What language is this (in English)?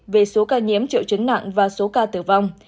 Vietnamese